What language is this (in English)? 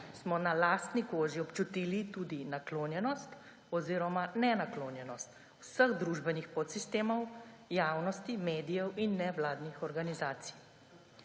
Slovenian